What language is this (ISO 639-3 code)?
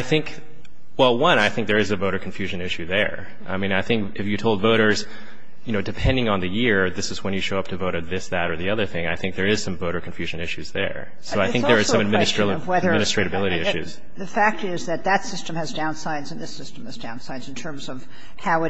eng